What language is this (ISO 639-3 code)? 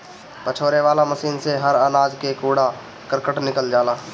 bho